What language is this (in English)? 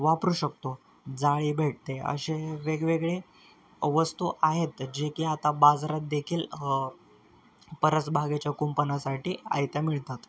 Marathi